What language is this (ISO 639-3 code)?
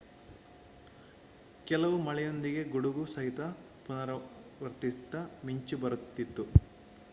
kan